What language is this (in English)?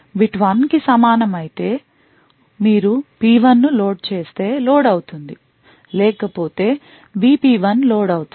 Telugu